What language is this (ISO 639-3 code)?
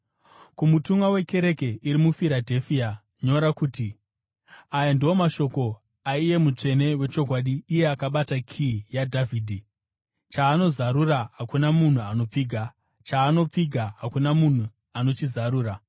sna